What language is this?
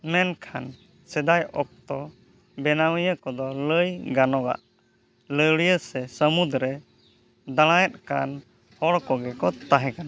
Santali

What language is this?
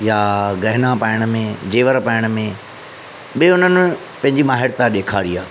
Sindhi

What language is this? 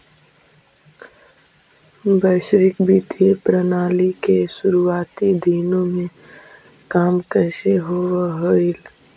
Magahi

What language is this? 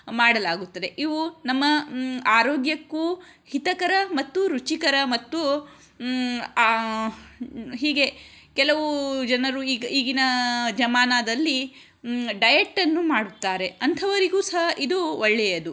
Kannada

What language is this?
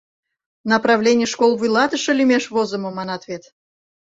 Mari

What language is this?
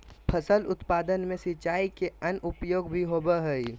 Magahi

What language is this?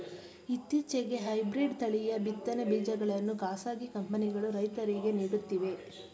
Kannada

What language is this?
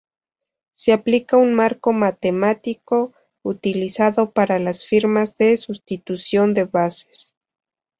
Spanish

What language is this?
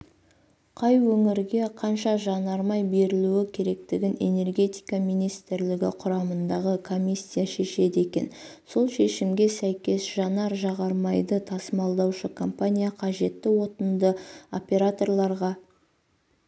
Kazakh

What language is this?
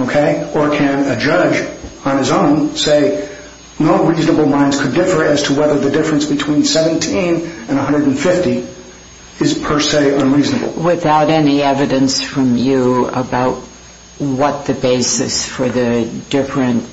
English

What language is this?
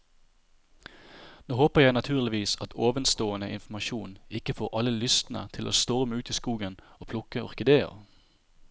Norwegian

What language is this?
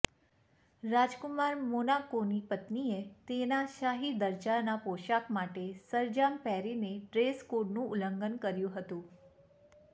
Gujarati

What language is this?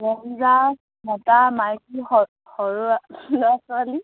Assamese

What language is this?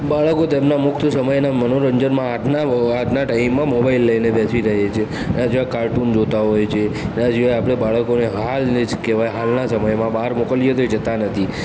Gujarati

